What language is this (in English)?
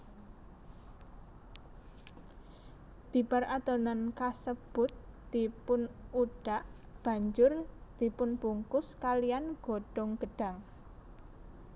Javanese